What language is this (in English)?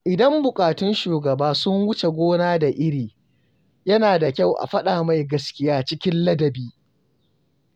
Hausa